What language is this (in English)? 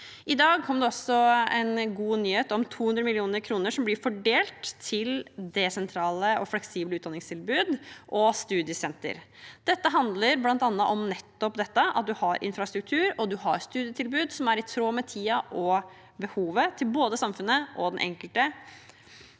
Norwegian